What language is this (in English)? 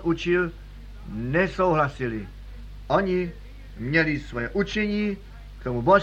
Czech